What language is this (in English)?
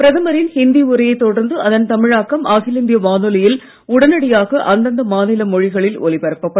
Tamil